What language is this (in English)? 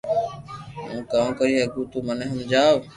Loarki